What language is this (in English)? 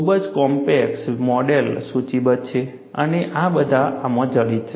Gujarati